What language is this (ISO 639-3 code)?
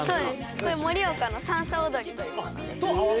jpn